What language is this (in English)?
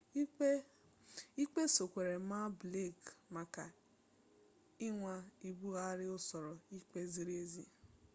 Igbo